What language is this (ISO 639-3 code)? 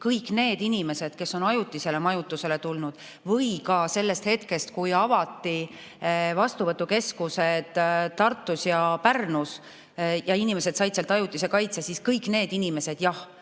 est